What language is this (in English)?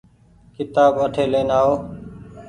Goaria